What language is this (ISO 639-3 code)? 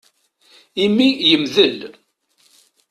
kab